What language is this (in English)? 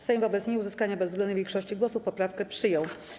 Polish